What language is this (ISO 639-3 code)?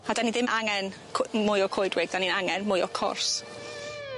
cym